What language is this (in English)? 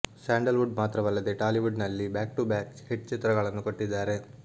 Kannada